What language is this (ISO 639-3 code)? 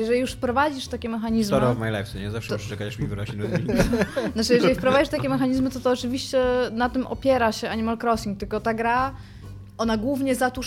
pol